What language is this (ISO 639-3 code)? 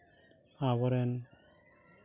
sat